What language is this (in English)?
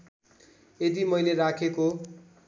Nepali